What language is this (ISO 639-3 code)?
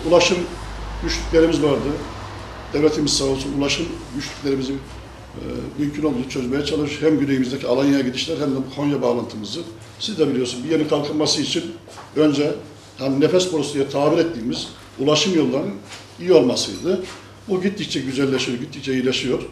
tur